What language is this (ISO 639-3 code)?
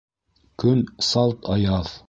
bak